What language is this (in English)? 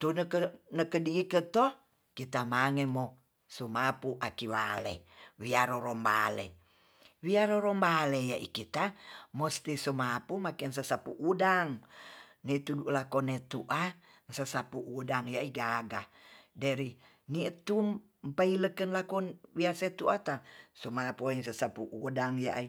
Tonsea